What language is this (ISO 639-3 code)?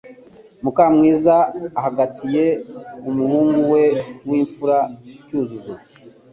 kin